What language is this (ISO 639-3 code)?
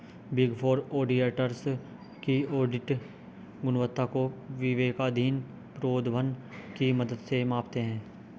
hin